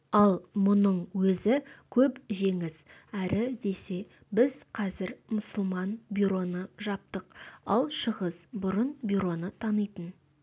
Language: Kazakh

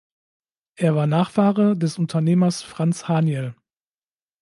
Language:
German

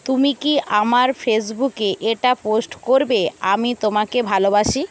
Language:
Bangla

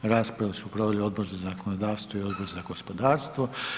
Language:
Croatian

